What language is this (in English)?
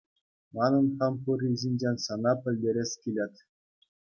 Chuvash